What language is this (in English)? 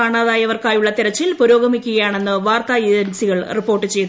Malayalam